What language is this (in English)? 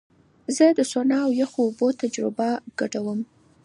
Pashto